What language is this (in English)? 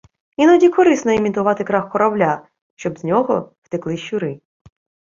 Ukrainian